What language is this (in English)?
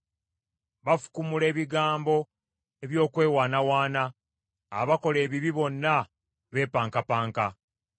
Ganda